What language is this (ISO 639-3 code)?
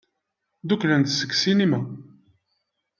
kab